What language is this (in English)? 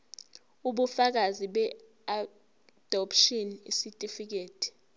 Zulu